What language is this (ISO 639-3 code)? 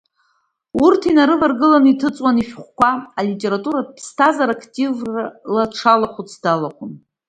abk